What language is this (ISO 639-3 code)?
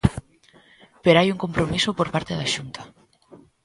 glg